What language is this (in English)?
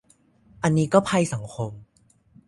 Thai